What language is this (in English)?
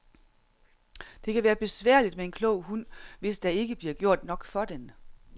Danish